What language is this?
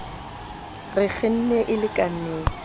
Southern Sotho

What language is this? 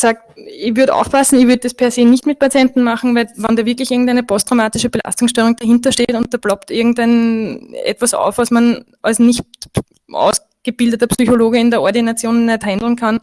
German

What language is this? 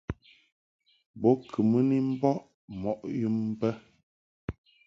Mungaka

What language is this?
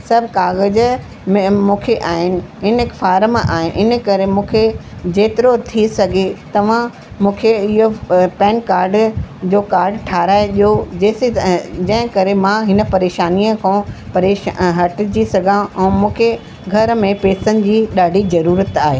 Sindhi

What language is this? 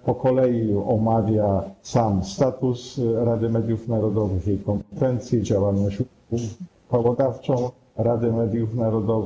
Polish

